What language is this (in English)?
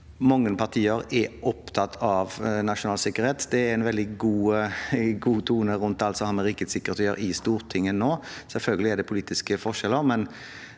Norwegian